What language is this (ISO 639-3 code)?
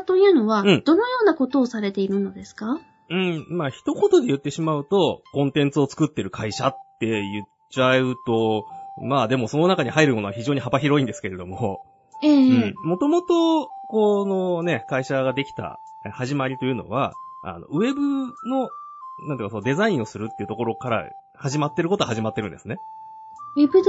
jpn